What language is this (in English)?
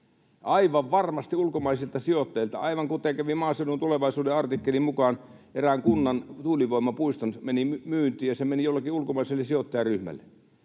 Finnish